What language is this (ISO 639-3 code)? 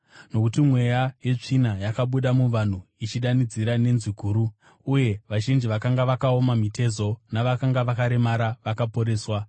sna